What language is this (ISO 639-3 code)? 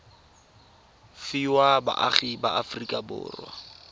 tsn